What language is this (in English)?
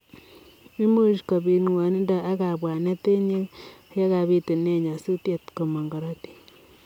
Kalenjin